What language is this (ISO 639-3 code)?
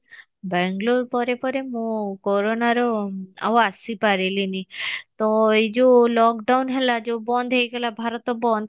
ori